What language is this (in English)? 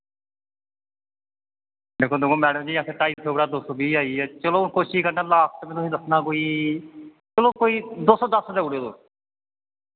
Dogri